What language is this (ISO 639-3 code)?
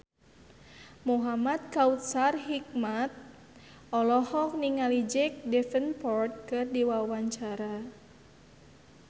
sun